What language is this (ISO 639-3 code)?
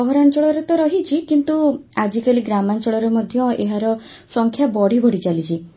ori